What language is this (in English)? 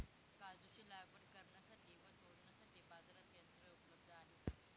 Marathi